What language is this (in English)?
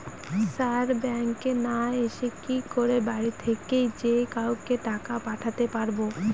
Bangla